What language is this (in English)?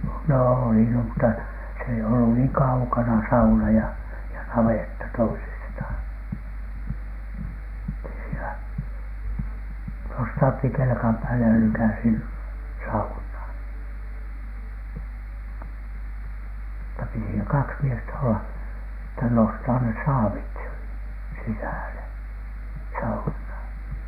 Finnish